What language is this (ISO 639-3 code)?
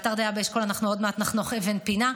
heb